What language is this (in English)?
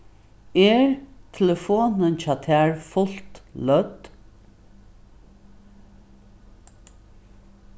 Faroese